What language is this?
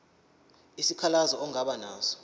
Zulu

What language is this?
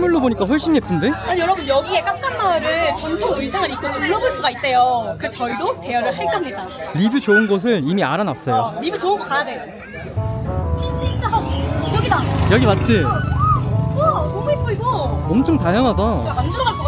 Korean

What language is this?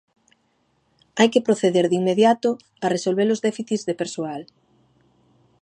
Galician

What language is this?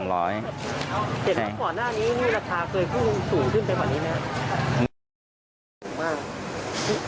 Thai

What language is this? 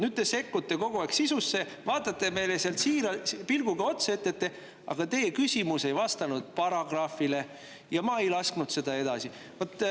Estonian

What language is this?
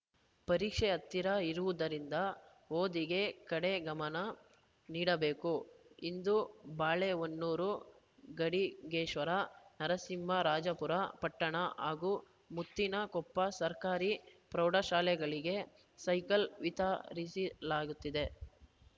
Kannada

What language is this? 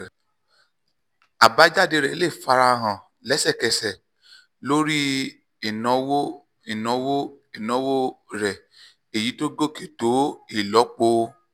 Yoruba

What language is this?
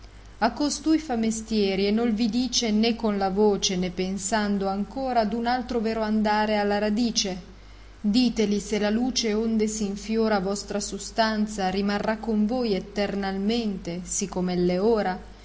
Italian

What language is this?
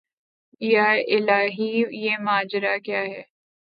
Urdu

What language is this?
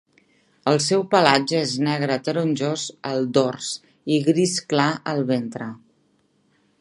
Catalan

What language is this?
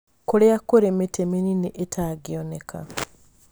Kikuyu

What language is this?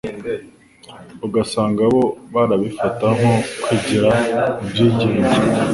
Kinyarwanda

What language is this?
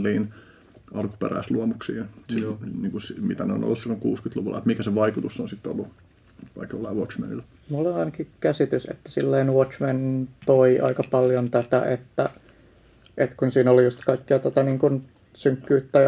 Finnish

